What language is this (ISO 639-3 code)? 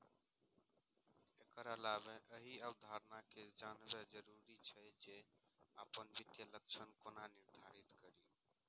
mai